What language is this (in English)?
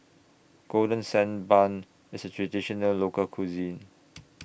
English